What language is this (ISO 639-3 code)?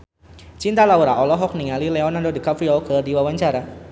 sun